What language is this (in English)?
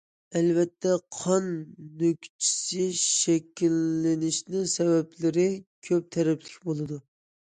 Uyghur